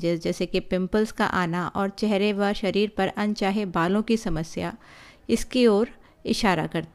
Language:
Hindi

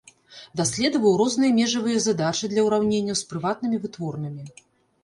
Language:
Belarusian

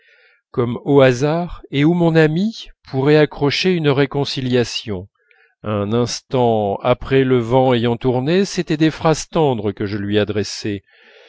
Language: French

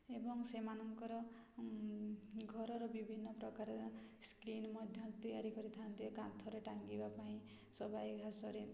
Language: Odia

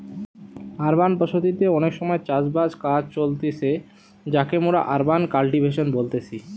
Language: Bangla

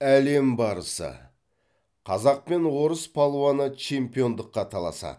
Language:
Kazakh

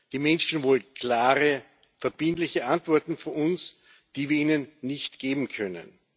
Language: German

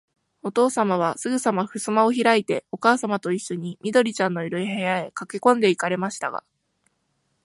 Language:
Japanese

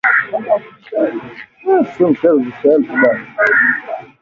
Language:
Swahili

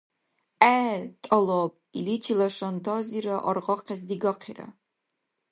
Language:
Dargwa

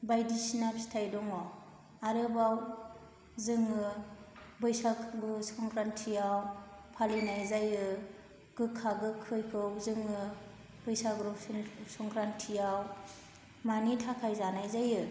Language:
Bodo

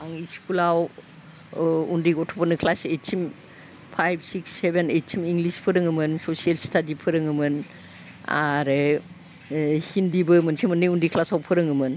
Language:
Bodo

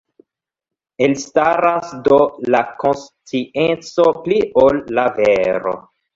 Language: Esperanto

